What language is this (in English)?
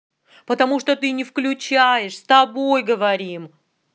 Russian